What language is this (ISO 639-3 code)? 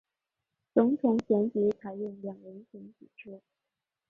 zho